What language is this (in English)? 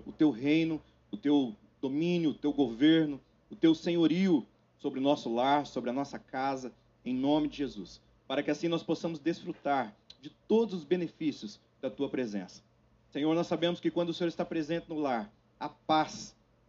Portuguese